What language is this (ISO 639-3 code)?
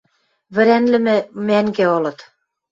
mrj